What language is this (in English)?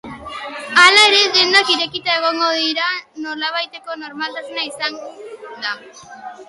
Basque